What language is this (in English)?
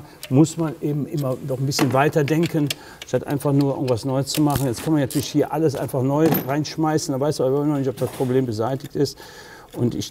German